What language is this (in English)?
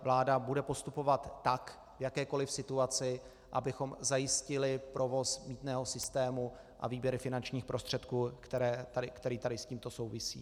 Czech